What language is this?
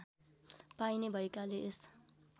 Nepali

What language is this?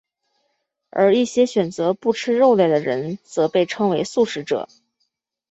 Chinese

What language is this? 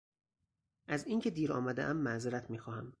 Persian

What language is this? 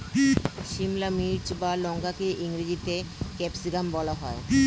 Bangla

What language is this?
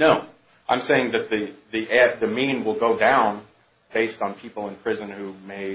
English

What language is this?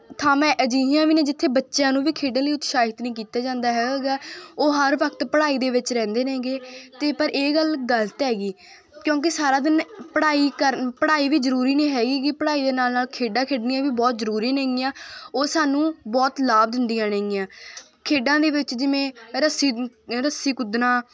Punjabi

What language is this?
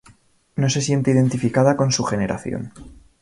Spanish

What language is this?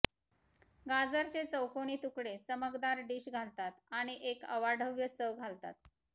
Marathi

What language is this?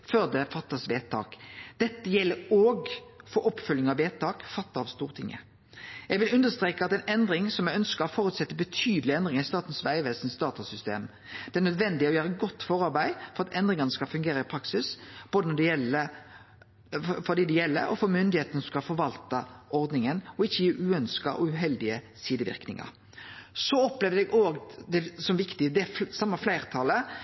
Norwegian Nynorsk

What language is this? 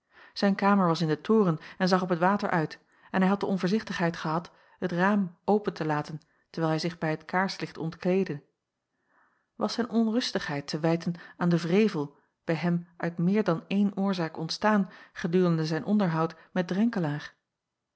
Dutch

